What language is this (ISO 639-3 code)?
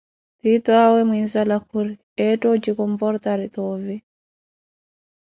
eko